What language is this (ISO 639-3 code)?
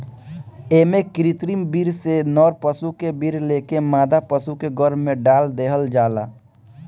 bho